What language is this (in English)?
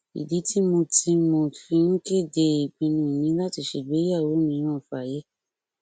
Yoruba